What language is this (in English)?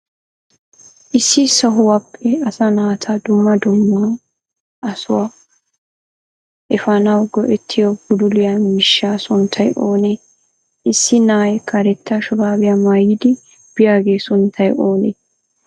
Wolaytta